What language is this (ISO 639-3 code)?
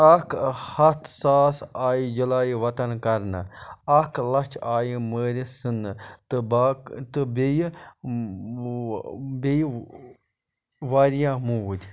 kas